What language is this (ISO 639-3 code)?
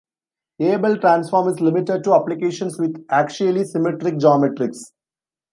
eng